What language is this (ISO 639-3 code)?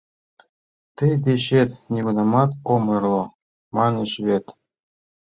chm